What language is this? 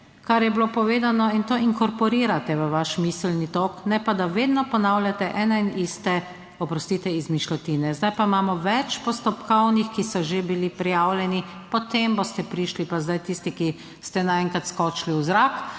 Slovenian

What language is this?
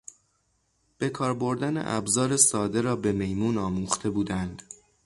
Persian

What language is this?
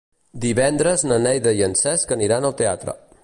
Catalan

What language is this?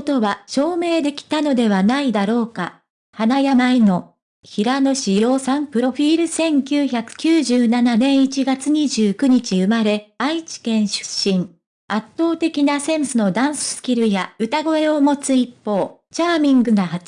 Japanese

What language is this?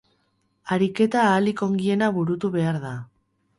Basque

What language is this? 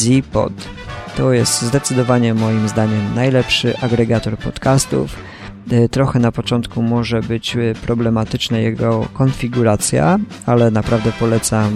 Polish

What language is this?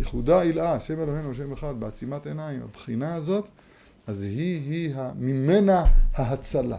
Hebrew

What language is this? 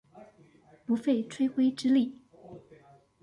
Chinese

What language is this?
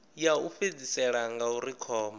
Venda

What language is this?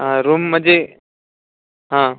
Marathi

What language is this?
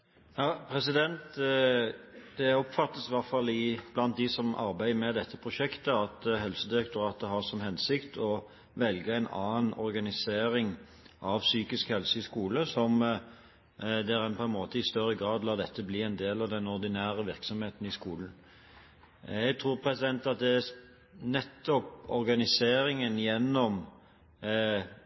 Norwegian Bokmål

